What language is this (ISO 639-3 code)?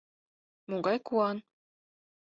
chm